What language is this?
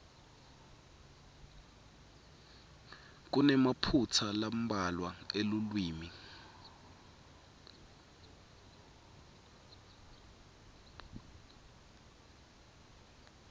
Swati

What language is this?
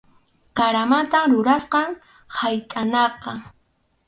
Arequipa-La Unión Quechua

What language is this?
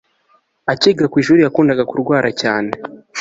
Kinyarwanda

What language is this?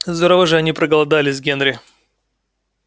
Russian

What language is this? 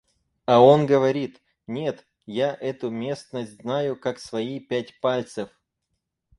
Russian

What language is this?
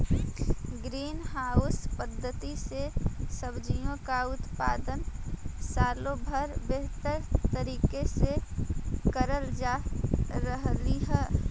Magahi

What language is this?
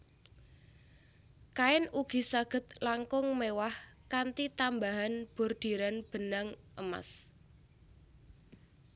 Javanese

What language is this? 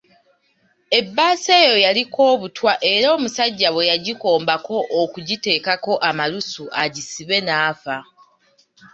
Ganda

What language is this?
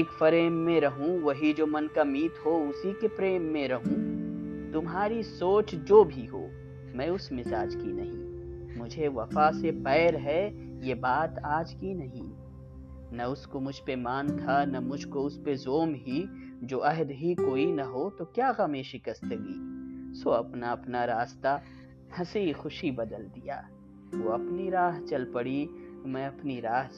Urdu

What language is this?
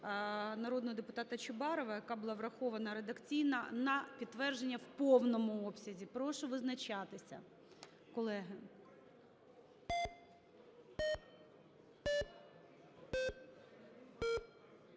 Ukrainian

